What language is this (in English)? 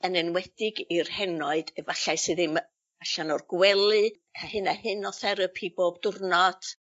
Welsh